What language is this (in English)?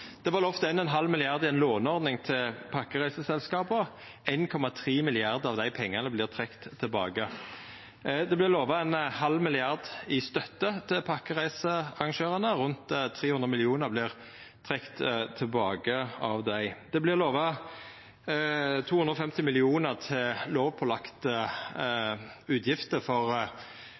Norwegian Nynorsk